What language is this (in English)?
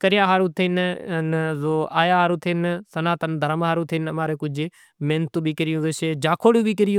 Kachi Koli